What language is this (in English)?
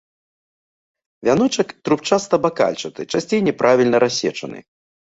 Belarusian